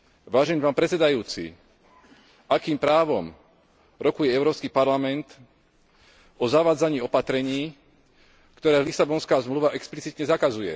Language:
Slovak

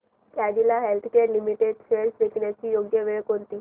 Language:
Marathi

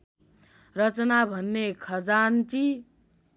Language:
Nepali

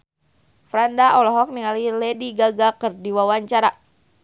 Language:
Sundanese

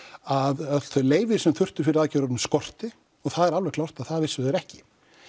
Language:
Icelandic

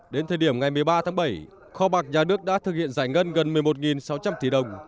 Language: Vietnamese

